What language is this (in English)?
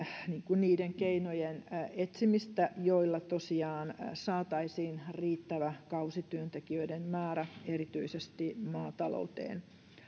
Finnish